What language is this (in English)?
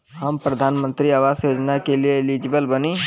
Bhojpuri